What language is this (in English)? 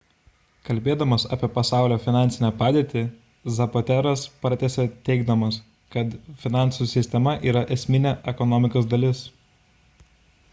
Lithuanian